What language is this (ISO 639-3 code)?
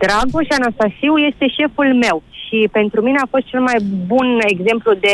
ron